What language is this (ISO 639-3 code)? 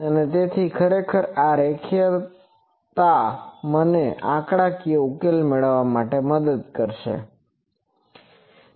guj